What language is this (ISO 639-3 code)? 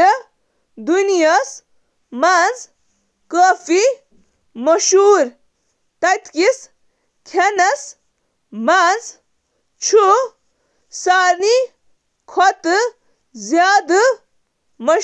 kas